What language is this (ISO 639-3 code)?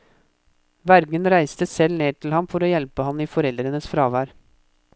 nor